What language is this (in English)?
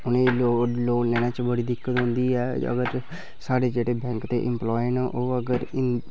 Dogri